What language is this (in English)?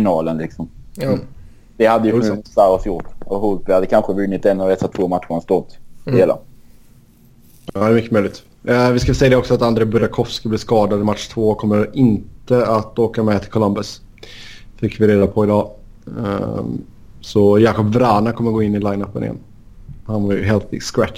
Swedish